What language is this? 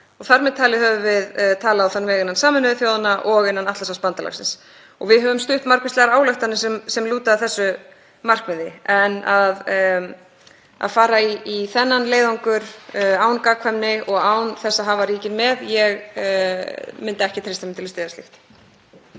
Icelandic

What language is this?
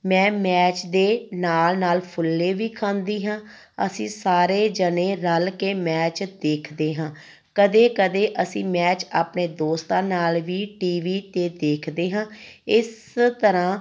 Punjabi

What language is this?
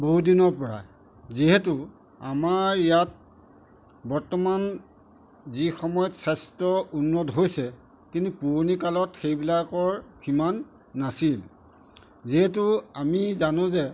Assamese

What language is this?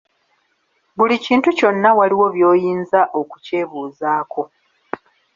Ganda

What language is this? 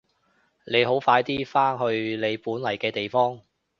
Cantonese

